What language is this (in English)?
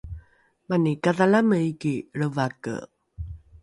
Rukai